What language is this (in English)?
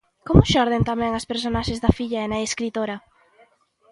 Galician